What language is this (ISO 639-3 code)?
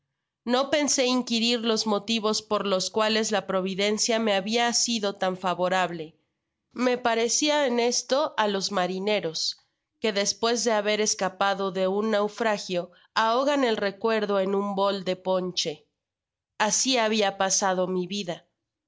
spa